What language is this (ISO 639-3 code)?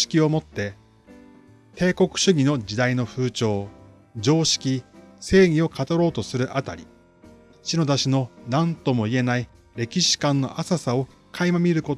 jpn